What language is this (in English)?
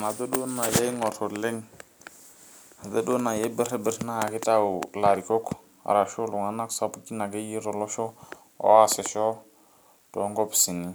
Masai